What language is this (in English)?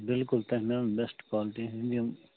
Kashmiri